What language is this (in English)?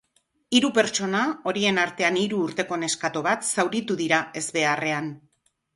Basque